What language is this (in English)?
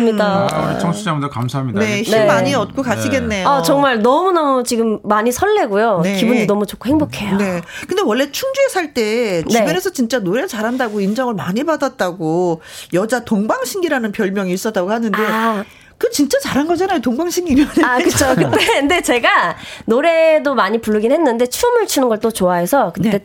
Korean